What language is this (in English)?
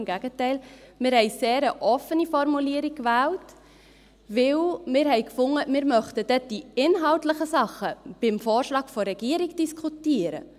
Swiss German